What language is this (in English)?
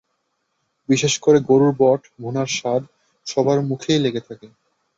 Bangla